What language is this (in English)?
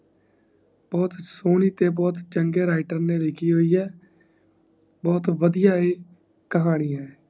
Punjabi